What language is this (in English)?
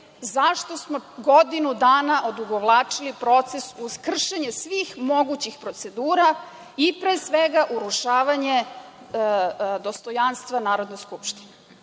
Serbian